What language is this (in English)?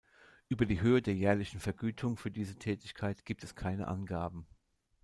German